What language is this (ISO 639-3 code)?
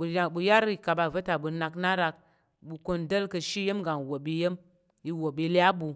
yer